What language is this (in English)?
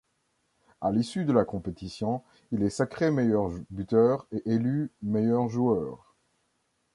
French